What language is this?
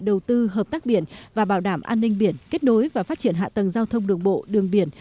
Vietnamese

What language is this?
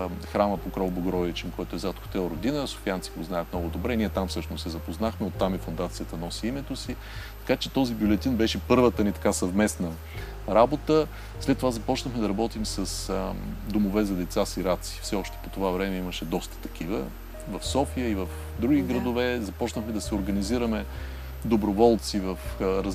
Bulgarian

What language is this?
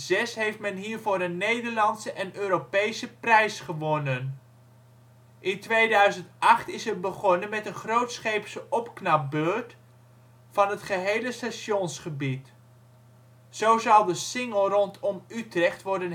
Dutch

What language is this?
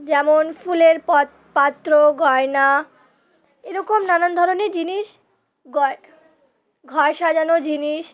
Bangla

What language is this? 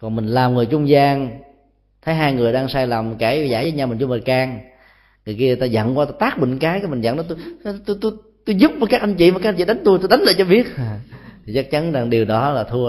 Vietnamese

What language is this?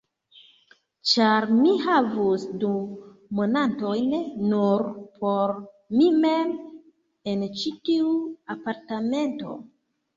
Esperanto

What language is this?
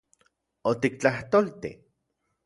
Central Puebla Nahuatl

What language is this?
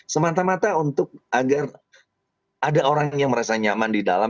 Indonesian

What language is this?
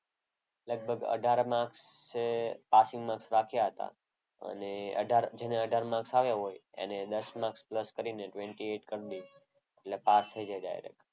Gujarati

